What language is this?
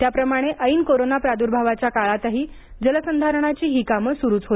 Marathi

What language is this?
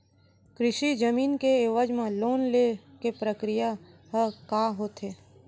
Chhattisgarhi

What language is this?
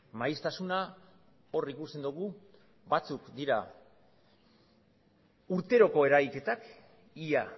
Basque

